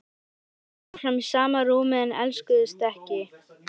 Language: Icelandic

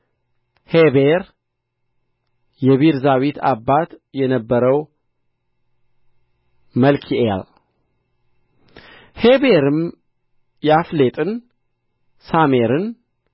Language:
Amharic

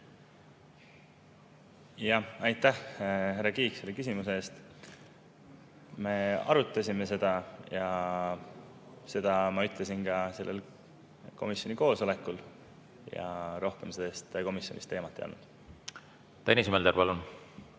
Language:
Estonian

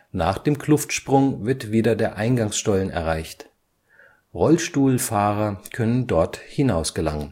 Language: German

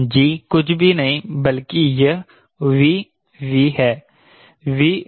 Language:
Hindi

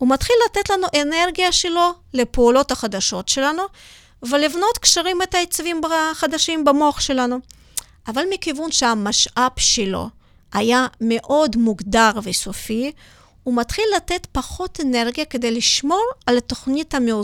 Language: Hebrew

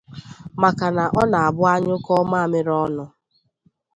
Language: Igbo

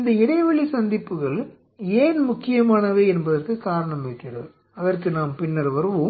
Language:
Tamil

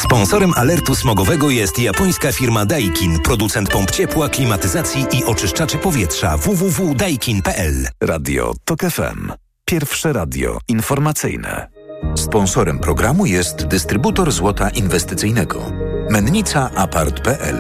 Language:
Polish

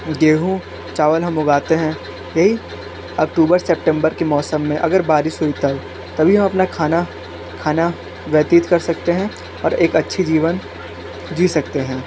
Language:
Hindi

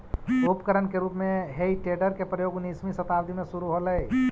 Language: Magahi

